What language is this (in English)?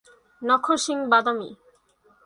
Bangla